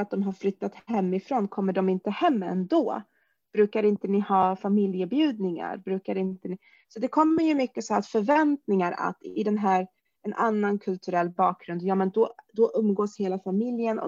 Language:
Swedish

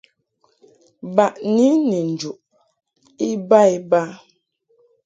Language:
Mungaka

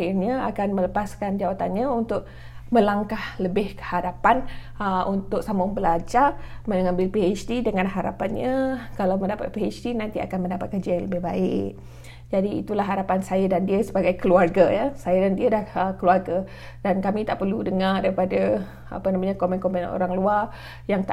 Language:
Malay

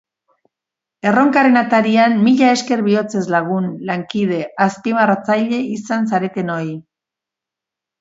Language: Basque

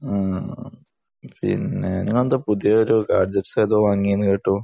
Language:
Malayalam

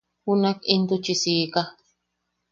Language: Yaqui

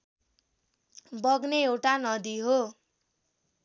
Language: Nepali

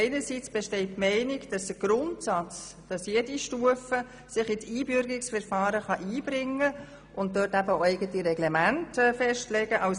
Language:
Swiss German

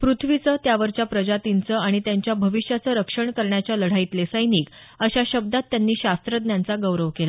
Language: Marathi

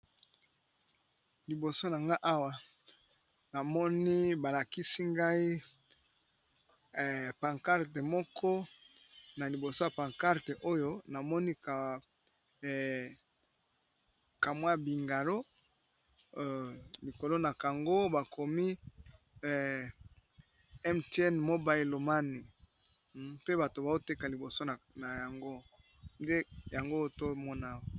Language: Lingala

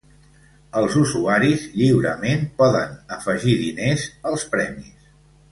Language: Catalan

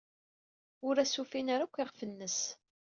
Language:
Kabyle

